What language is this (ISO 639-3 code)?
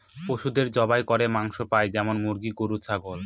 ben